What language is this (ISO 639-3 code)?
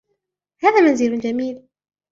ara